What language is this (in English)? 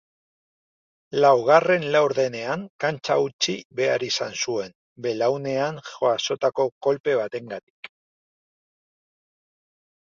Basque